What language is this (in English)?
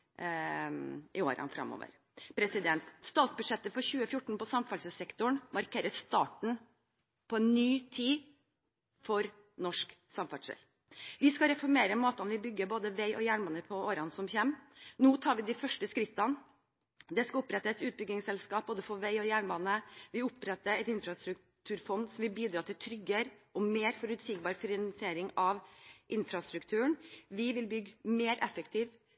Norwegian Bokmål